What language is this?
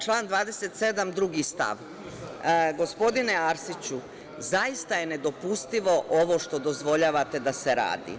Serbian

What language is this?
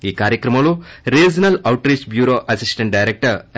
Telugu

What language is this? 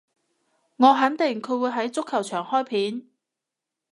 Cantonese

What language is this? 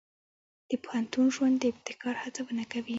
Pashto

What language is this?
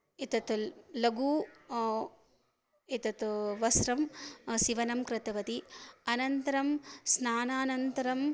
Sanskrit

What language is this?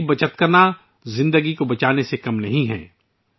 Urdu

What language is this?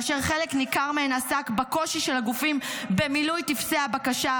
Hebrew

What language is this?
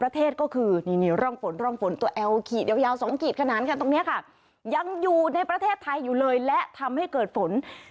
Thai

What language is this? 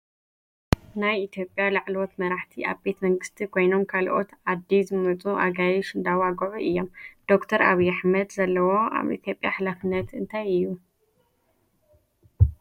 Tigrinya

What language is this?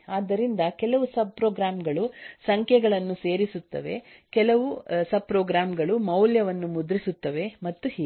Kannada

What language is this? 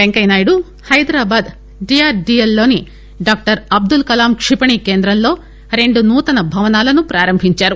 Telugu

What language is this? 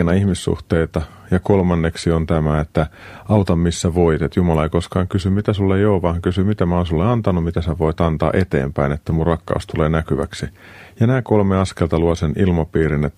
Finnish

